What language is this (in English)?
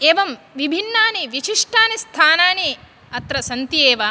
Sanskrit